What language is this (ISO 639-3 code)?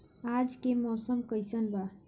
bho